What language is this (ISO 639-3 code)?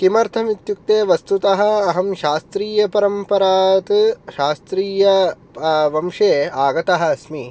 san